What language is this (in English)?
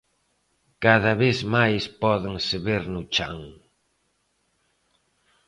Galician